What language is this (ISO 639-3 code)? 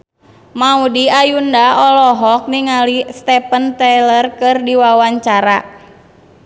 sun